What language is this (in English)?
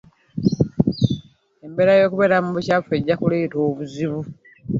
Ganda